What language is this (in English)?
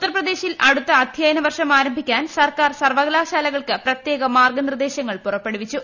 Malayalam